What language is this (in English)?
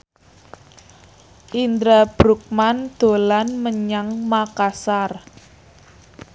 Javanese